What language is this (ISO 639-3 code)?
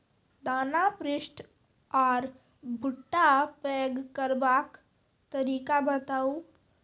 mai